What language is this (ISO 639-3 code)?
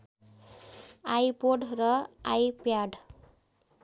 nep